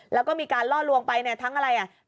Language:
Thai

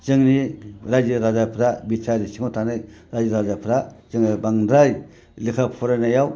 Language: Bodo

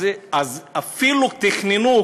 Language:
Hebrew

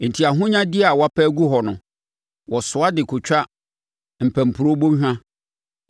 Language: Akan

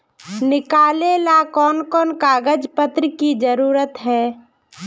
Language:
Magahi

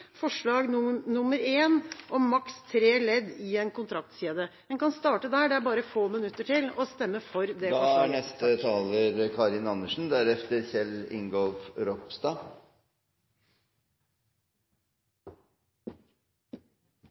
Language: Norwegian Bokmål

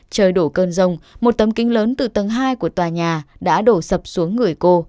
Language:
Vietnamese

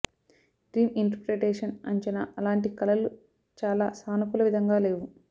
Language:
Telugu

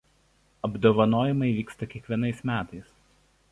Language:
Lithuanian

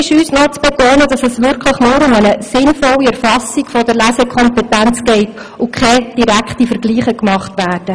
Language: Swiss German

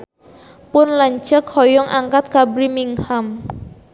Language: Sundanese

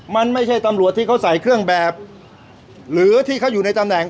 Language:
Thai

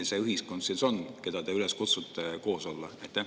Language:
Estonian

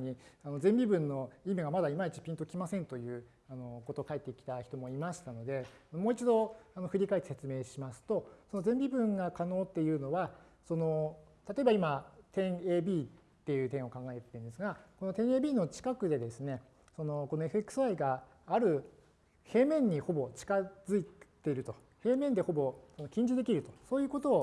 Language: Japanese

